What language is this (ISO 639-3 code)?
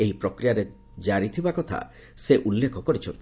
ori